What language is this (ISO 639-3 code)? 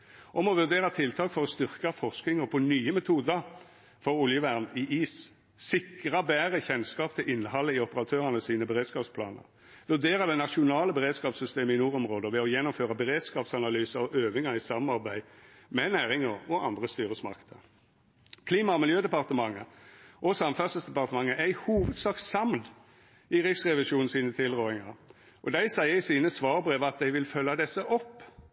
nno